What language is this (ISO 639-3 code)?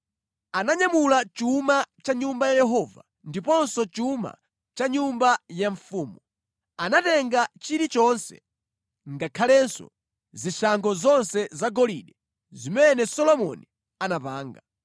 nya